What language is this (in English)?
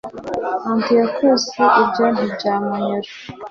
Kinyarwanda